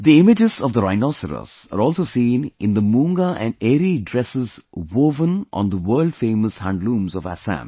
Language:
English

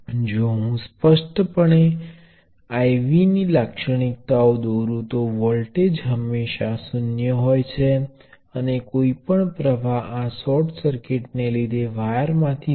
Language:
Gujarati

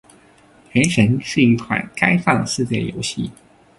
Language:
Chinese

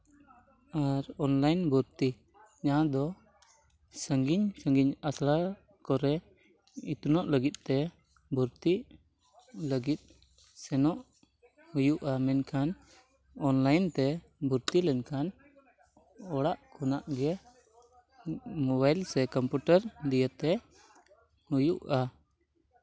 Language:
Santali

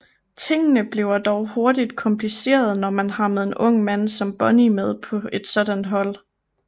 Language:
Danish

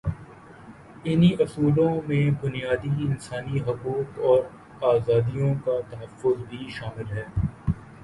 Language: Urdu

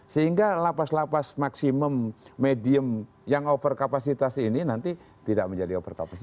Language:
Indonesian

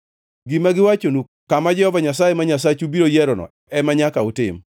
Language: Luo (Kenya and Tanzania)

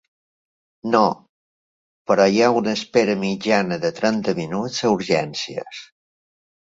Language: Catalan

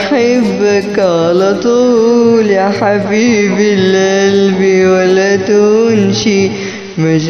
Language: Arabic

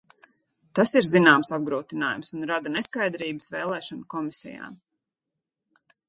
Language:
Latvian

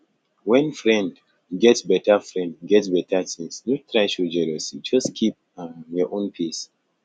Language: Nigerian Pidgin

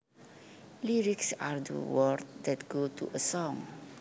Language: Javanese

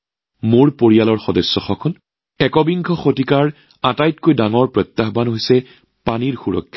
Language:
Assamese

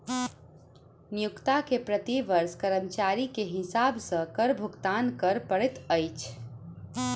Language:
Maithili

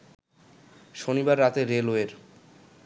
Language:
Bangla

